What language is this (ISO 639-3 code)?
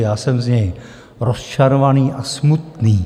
ces